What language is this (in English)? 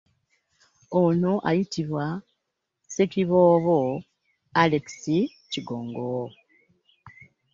Ganda